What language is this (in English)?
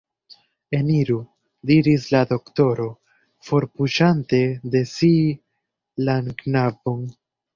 Esperanto